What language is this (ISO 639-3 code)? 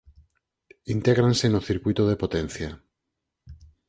glg